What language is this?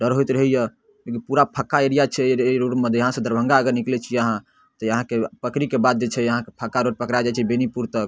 Maithili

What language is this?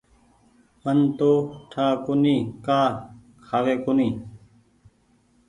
Goaria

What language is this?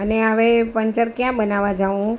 Gujarati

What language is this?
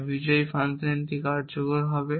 Bangla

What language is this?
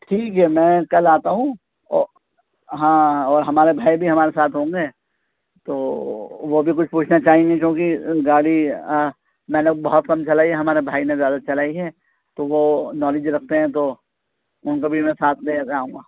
Urdu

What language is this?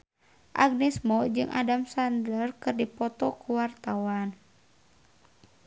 Sundanese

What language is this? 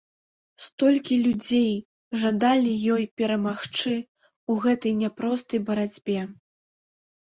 Belarusian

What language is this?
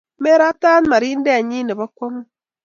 Kalenjin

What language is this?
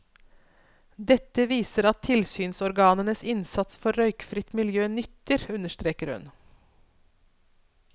Norwegian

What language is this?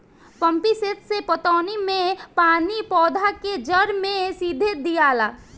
Bhojpuri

